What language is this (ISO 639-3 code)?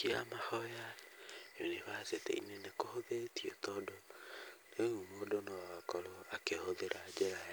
kik